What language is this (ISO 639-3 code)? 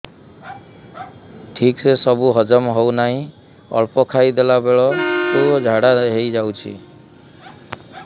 ori